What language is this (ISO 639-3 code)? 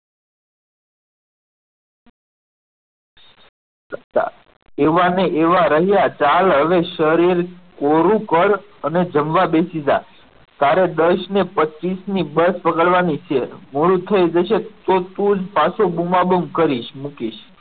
guj